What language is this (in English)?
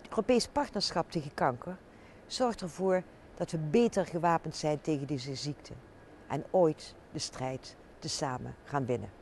Dutch